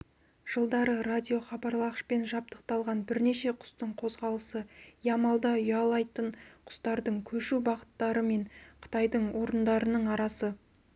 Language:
Kazakh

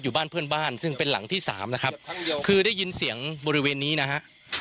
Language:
Thai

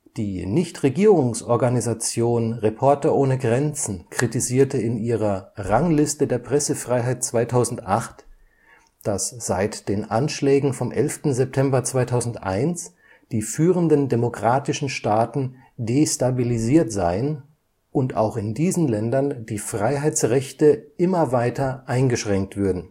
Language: German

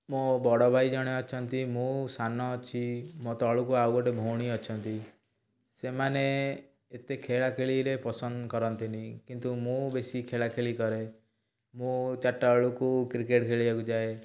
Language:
Odia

